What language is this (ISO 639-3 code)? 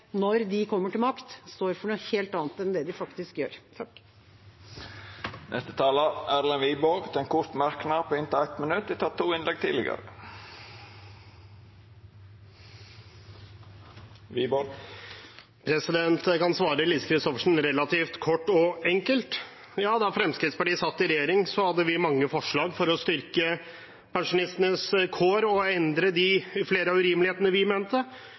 nor